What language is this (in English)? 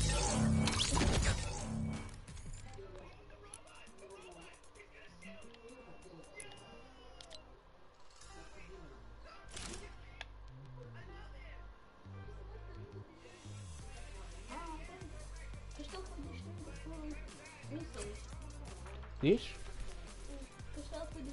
Portuguese